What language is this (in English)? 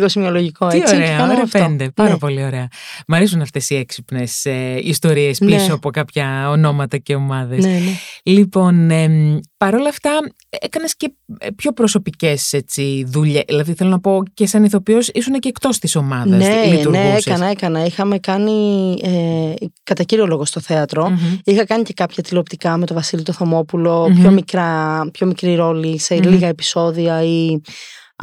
Greek